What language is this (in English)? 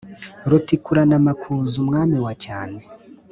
Kinyarwanda